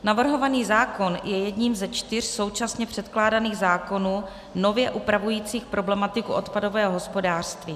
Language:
Czech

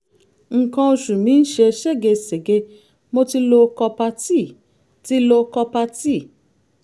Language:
Yoruba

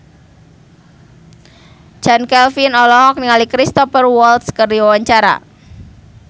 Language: Sundanese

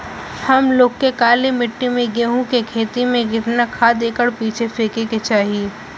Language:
Bhojpuri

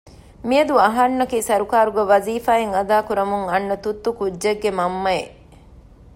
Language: Divehi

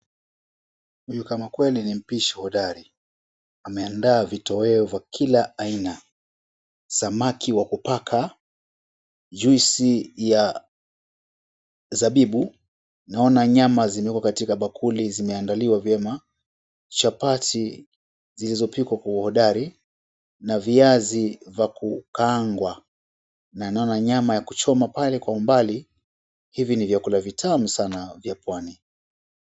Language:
Swahili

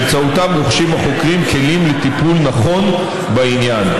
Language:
Hebrew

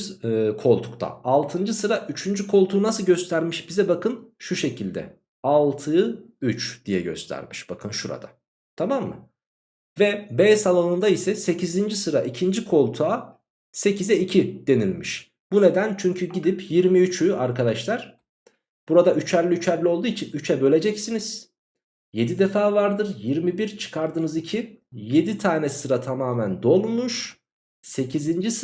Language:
Turkish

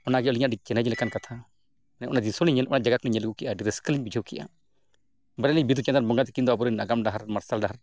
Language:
Santali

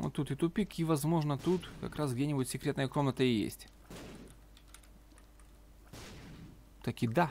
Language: Russian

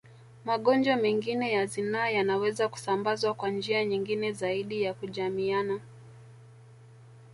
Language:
Swahili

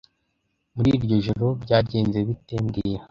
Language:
Kinyarwanda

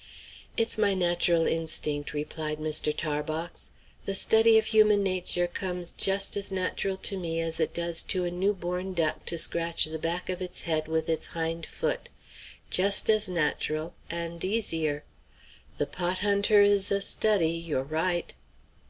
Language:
English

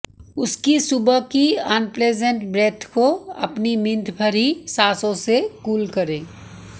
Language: Hindi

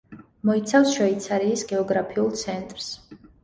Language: Georgian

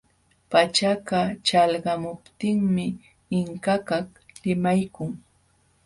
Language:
Jauja Wanca Quechua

